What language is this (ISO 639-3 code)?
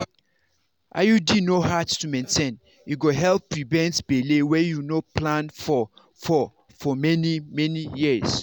pcm